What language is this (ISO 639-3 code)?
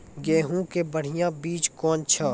mai